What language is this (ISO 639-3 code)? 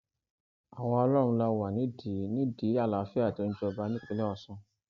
yor